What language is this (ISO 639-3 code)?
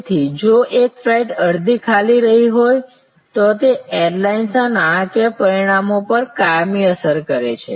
guj